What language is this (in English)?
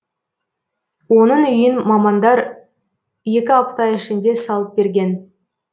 Kazakh